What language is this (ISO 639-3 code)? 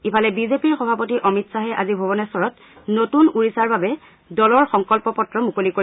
asm